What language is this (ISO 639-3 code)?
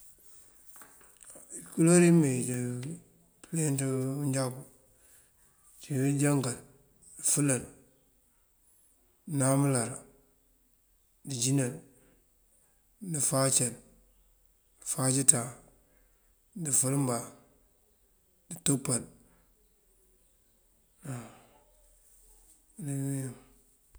mfv